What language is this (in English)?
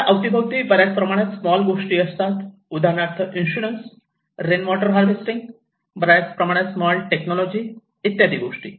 Marathi